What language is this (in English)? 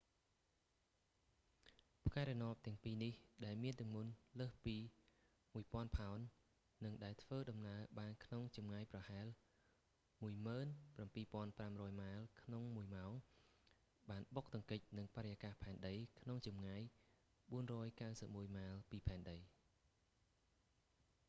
Khmer